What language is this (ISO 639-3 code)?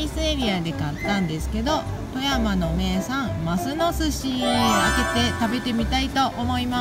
jpn